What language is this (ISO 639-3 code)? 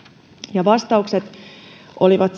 fin